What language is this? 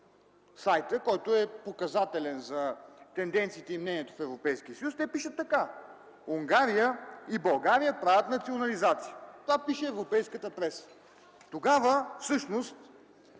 Bulgarian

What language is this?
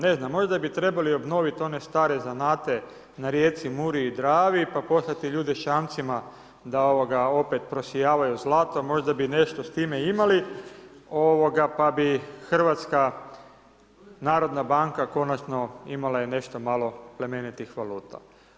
Croatian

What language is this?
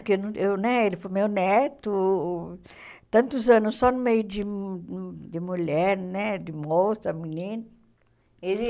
Portuguese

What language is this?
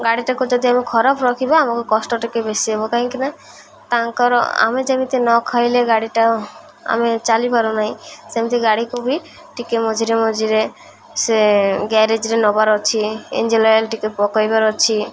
Odia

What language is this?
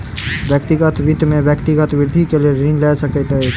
Maithili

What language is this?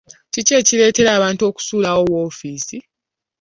Ganda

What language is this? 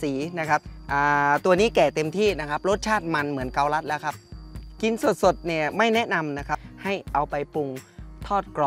Thai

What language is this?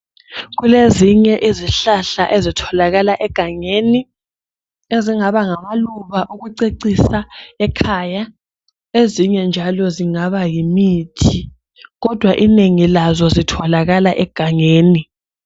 North Ndebele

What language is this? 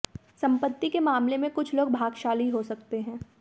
Hindi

